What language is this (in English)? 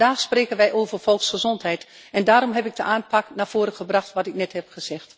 Dutch